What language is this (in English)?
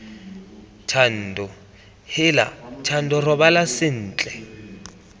Tswana